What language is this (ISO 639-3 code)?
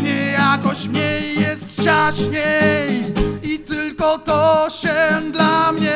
pol